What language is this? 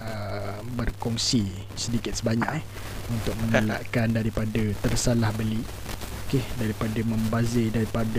Malay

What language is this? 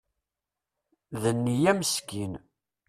Kabyle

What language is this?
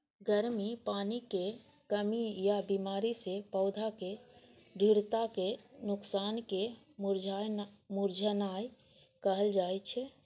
Maithili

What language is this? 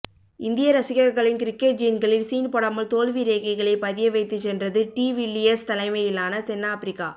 Tamil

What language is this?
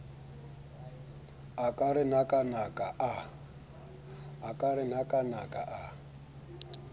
Southern Sotho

